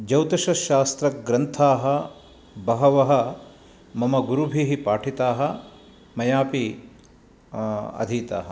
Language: Sanskrit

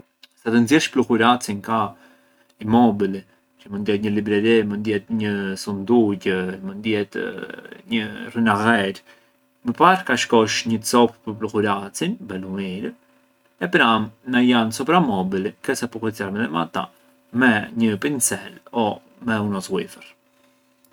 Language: Arbëreshë Albanian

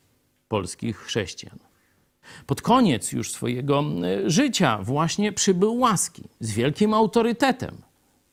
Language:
Polish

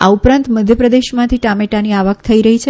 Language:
Gujarati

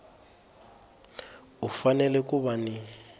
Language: Tsonga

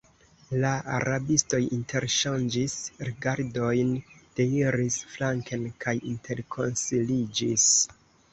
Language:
Esperanto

